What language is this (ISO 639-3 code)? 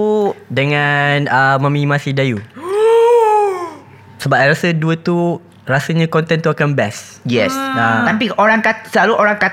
msa